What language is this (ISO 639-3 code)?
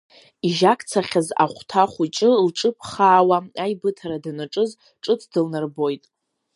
abk